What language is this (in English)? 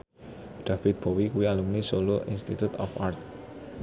Javanese